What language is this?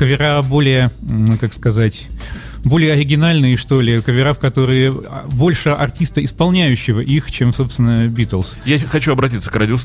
Russian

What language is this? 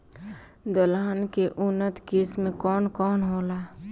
Bhojpuri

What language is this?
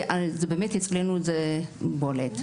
Hebrew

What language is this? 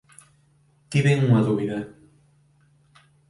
Galician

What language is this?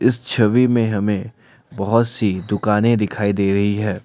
Hindi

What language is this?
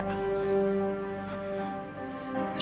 Indonesian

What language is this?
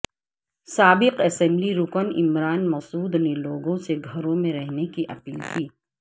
Urdu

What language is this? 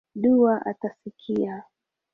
Swahili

